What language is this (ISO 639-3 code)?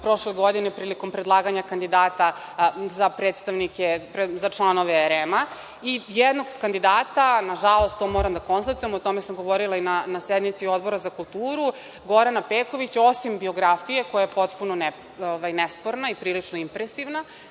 srp